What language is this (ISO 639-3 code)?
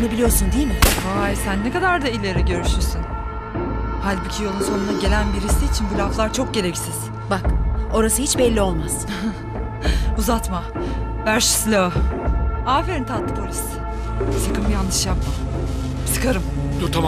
tur